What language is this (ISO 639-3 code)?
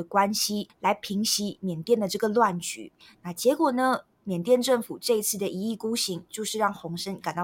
zho